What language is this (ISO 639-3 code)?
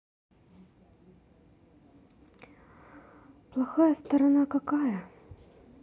rus